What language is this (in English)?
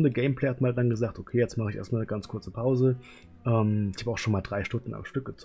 German